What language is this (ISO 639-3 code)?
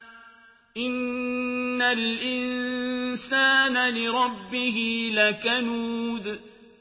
ara